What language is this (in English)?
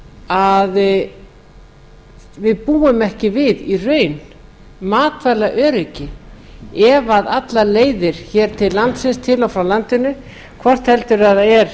Icelandic